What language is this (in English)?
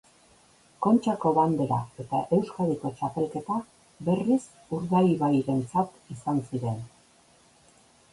Basque